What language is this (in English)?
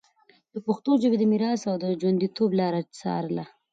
Pashto